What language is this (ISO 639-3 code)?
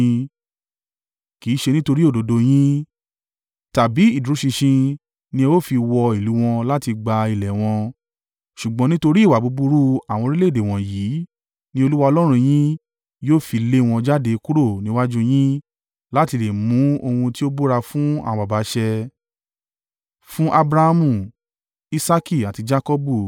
yor